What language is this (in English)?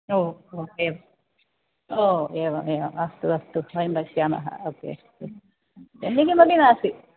Sanskrit